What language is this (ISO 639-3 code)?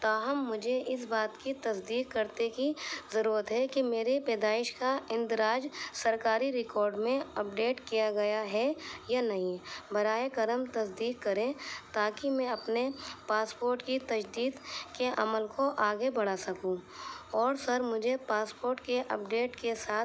urd